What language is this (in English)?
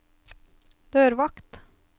Norwegian